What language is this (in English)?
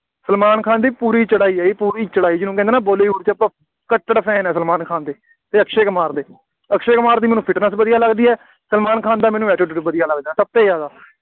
Punjabi